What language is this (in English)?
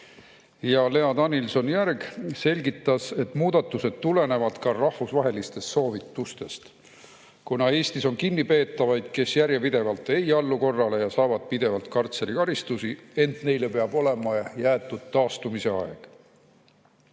Estonian